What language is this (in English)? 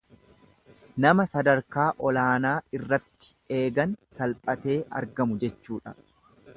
Oromo